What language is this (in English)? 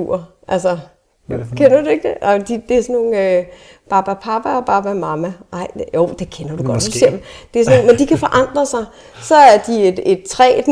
Danish